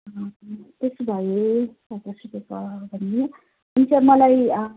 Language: Nepali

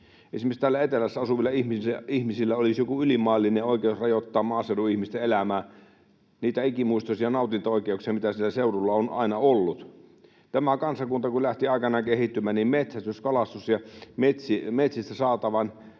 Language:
Finnish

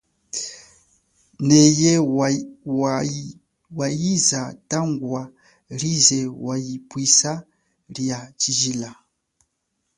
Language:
Chokwe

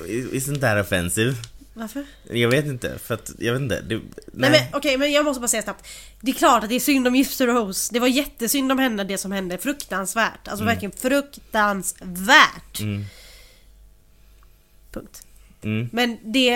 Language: Swedish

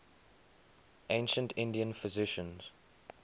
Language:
English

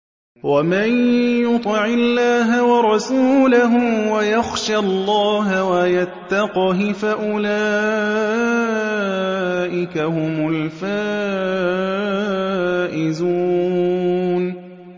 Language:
Arabic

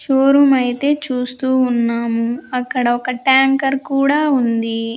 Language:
Telugu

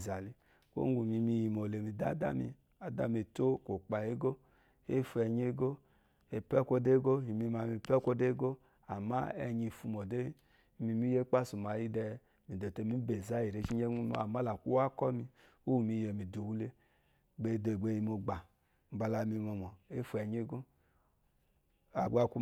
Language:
Eloyi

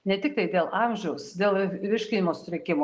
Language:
Lithuanian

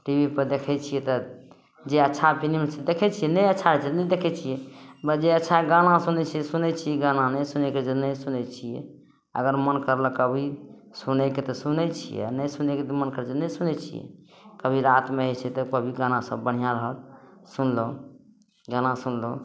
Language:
Maithili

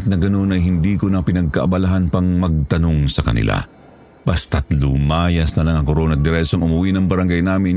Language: Filipino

